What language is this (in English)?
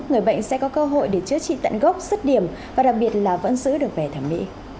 Vietnamese